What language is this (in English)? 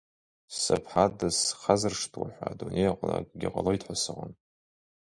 Abkhazian